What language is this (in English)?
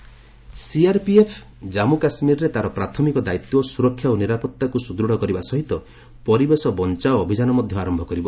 Odia